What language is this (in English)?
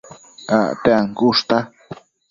Matsés